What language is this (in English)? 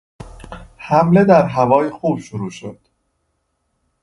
Persian